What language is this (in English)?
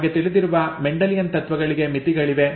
Kannada